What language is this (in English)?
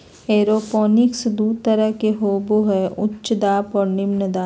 Magahi